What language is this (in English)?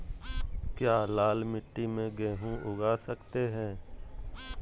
Magahi